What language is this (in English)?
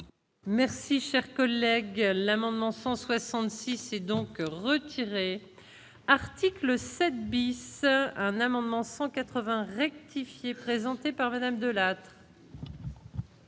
French